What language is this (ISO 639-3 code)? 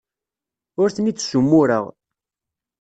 kab